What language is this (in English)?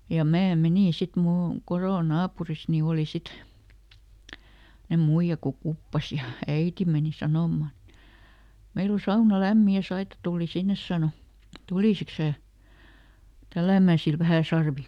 Finnish